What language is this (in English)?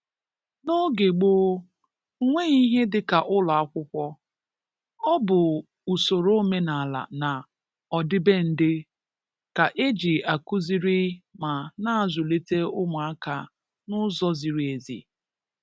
Igbo